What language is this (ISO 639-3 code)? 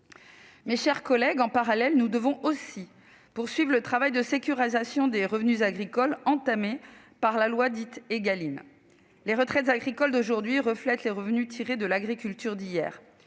fra